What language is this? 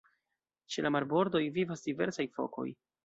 Esperanto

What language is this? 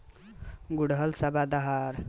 Bhojpuri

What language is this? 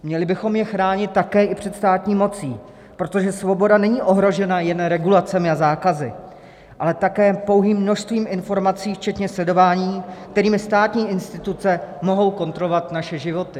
Czech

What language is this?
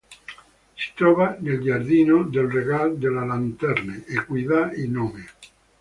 Italian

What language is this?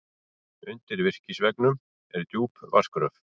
Icelandic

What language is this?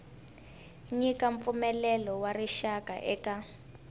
Tsonga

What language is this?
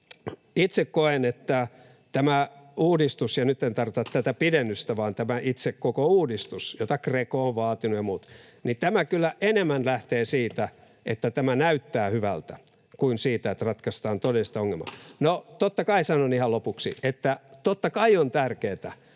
Finnish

